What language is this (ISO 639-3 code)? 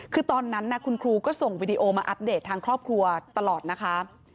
tha